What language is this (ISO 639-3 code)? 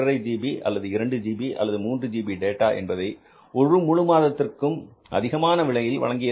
tam